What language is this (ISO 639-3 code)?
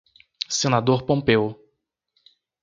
por